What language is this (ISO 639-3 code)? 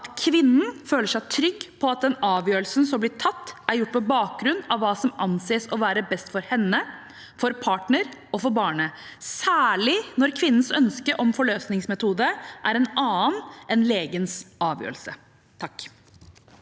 nor